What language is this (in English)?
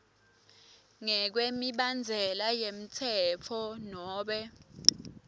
Swati